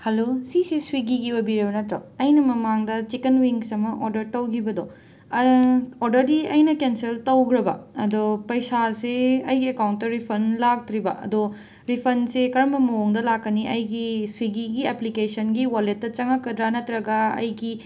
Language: Manipuri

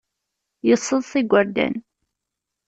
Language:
Kabyle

